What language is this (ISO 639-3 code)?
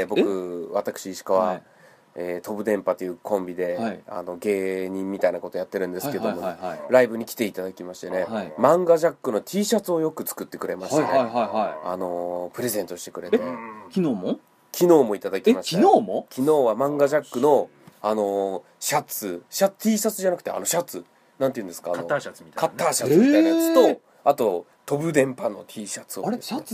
jpn